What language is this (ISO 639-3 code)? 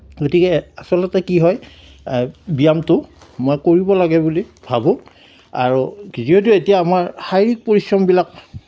asm